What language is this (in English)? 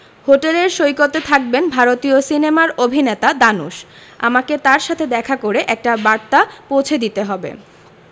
Bangla